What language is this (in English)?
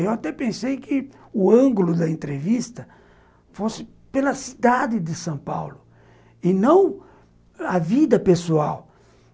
Portuguese